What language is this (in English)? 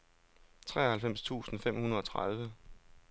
Danish